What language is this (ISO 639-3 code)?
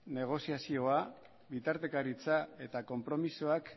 eus